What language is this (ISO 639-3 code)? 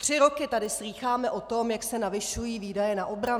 ces